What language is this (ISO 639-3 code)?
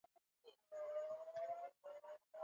swa